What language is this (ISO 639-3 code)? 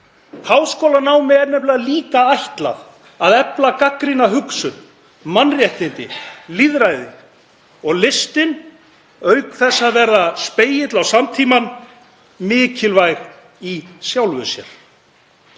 isl